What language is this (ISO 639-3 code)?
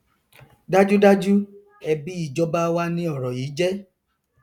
yor